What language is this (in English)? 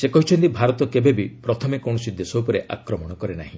Odia